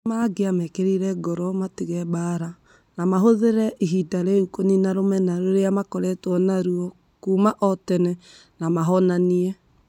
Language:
Kikuyu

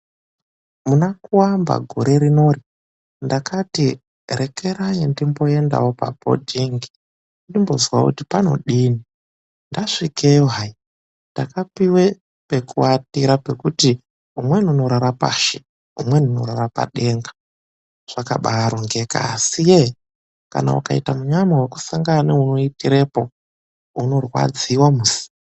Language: Ndau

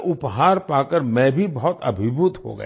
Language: Hindi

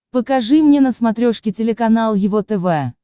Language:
Russian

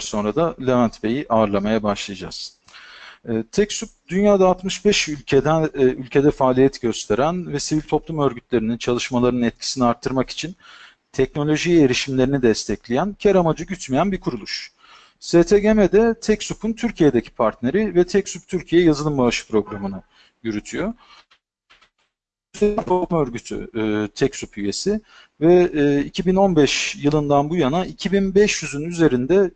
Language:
Turkish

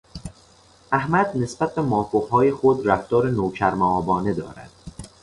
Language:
Persian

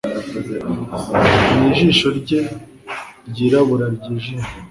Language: Kinyarwanda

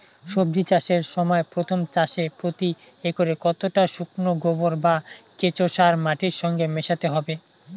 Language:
Bangla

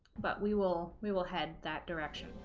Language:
English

